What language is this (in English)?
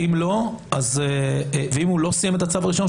Hebrew